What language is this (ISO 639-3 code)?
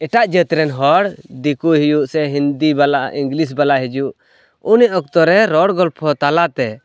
sat